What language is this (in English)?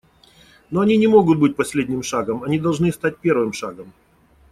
Russian